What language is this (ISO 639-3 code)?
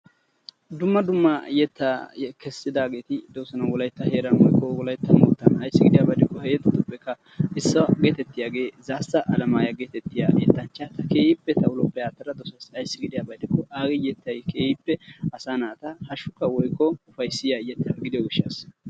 wal